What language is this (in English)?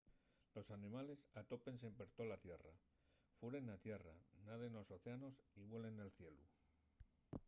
Asturian